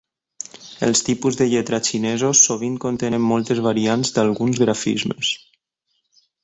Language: Catalan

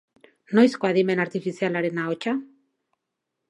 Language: Basque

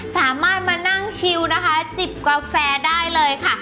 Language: Thai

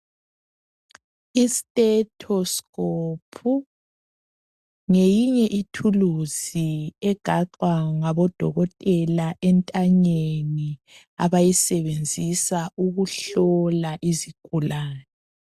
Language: North Ndebele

